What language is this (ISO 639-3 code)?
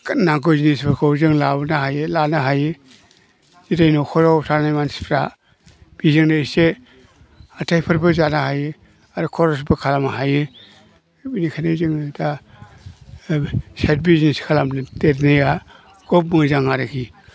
brx